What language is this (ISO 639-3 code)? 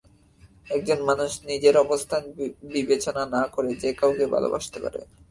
ben